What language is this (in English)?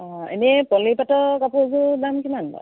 Assamese